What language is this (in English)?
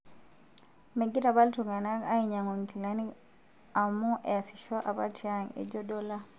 Masai